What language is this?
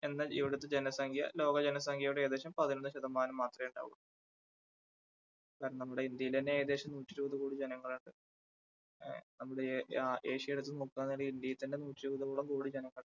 Malayalam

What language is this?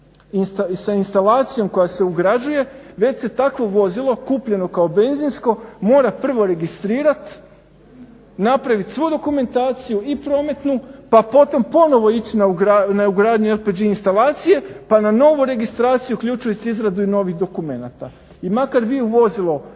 Croatian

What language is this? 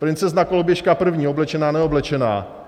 Czech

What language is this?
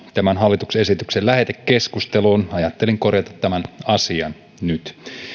Finnish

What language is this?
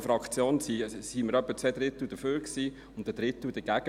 Swiss German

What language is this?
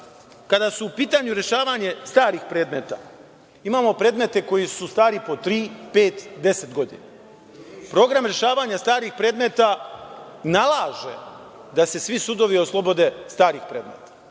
Serbian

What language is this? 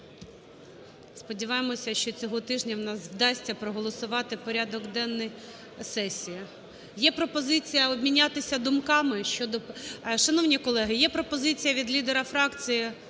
Ukrainian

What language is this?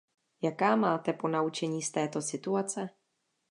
Czech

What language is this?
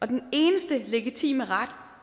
Danish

